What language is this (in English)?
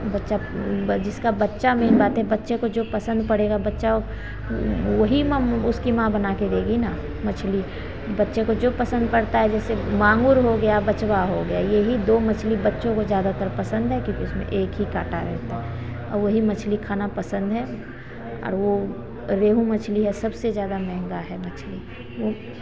Hindi